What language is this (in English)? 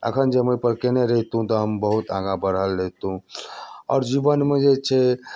Maithili